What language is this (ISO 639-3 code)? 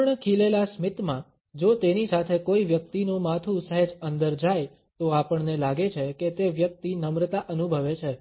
guj